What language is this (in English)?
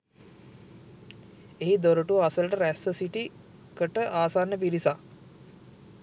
Sinhala